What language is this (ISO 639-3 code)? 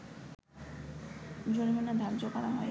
ben